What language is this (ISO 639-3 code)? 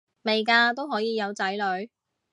yue